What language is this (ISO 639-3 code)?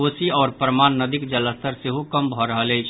mai